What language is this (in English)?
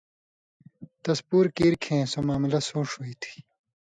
Indus Kohistani